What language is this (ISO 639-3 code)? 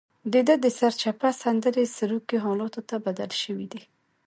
pus